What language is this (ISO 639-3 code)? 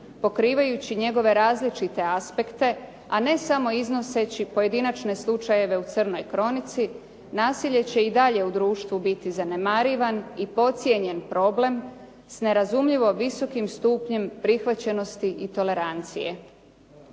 hrv